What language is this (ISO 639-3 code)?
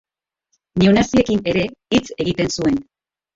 eus